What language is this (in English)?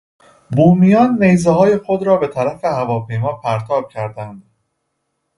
Persian